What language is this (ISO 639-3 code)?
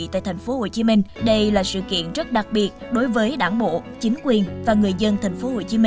vie